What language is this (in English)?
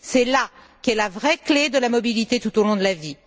French